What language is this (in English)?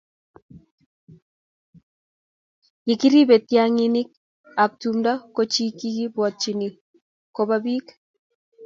Kalenjin